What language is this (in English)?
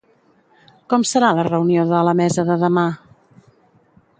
Catalan